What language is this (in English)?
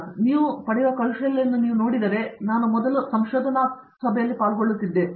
Kannada